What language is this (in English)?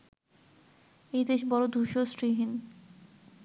Bangla